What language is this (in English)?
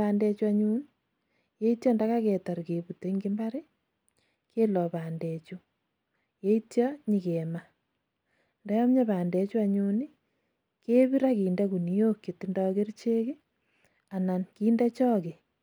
Kalenjin